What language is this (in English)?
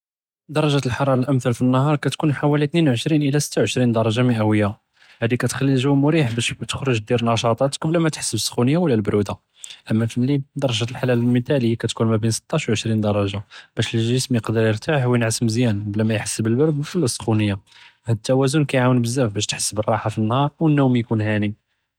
Judeo-Arabic